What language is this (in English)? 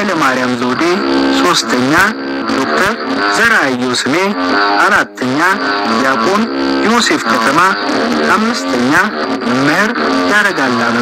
Romanian